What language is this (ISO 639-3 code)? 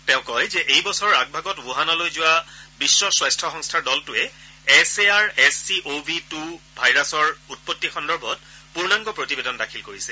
asm